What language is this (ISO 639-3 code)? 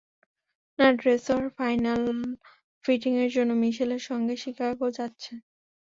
ben